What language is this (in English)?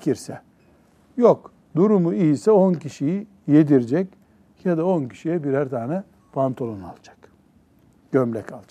Turkish